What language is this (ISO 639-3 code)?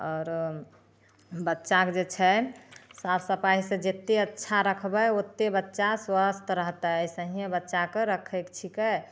mai